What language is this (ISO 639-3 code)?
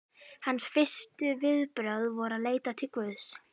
isl